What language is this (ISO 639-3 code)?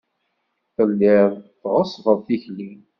kab